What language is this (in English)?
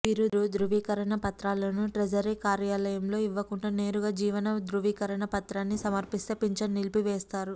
Telugu